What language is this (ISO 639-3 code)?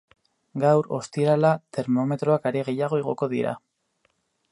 eus